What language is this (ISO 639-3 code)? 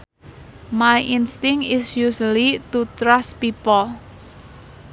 sun